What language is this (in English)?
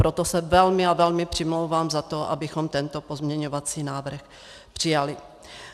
Czech